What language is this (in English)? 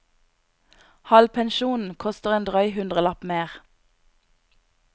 Norwegian